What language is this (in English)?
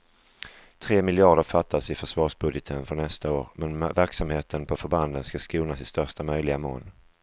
Swedish